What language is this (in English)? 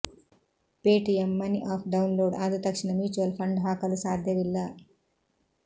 Kannada